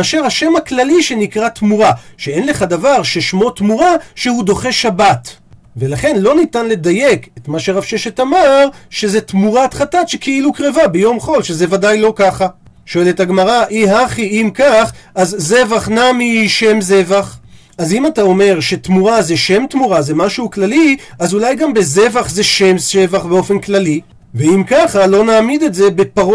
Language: Hebrew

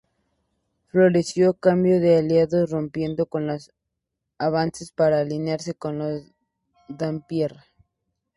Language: Spanish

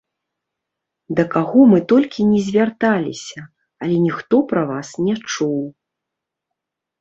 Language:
Belarusian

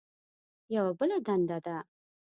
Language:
Pashto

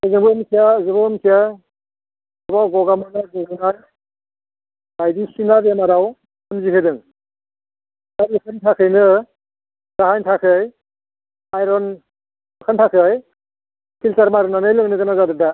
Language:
Bodo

